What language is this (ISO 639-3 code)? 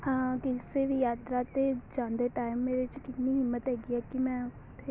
pan